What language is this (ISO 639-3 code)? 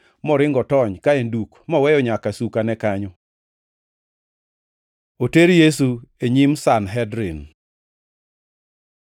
luo